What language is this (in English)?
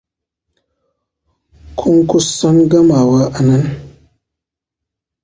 Hausa